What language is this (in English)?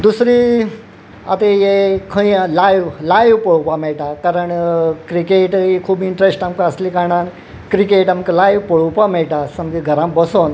Konkani